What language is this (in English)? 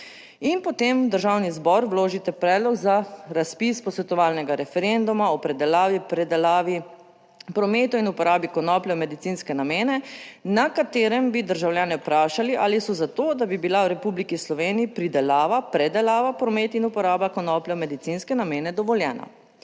Slovenian